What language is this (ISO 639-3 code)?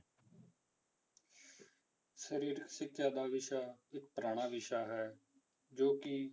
pan